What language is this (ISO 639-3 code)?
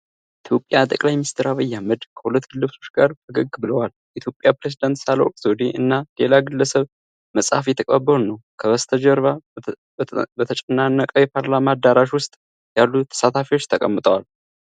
amh